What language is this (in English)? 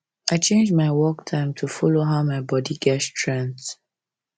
Nigerian Pidgin